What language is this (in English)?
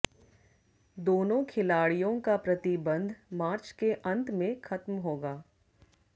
Hindi